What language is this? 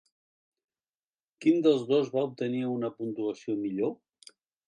Catalan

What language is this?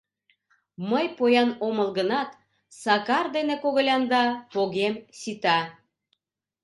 Mari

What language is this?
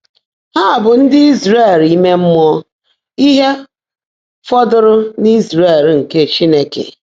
Igbo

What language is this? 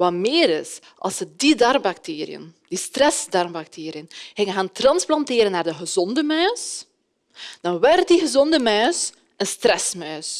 Dutch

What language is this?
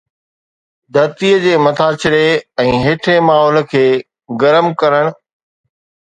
Sindhi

